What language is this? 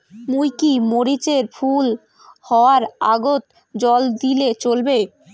Bangla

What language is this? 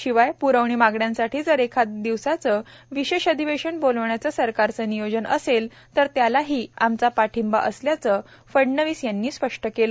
Marathi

